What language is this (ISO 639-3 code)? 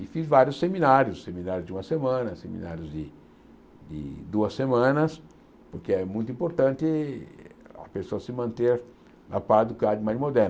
por